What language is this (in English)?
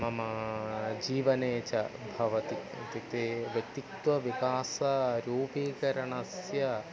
Sanskrit